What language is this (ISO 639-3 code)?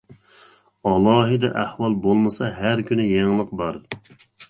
uig